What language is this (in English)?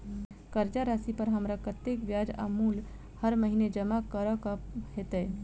Maithili